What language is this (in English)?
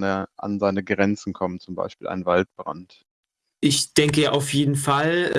German